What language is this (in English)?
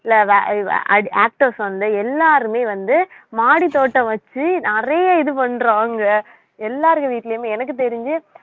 Tamil